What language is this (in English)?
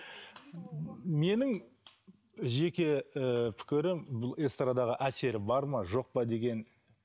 Kazakh